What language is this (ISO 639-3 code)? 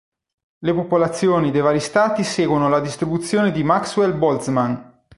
ita